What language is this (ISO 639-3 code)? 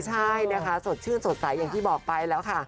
tha